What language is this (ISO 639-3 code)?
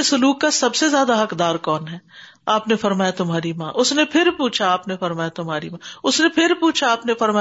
urd